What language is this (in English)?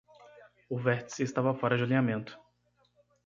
Portuguese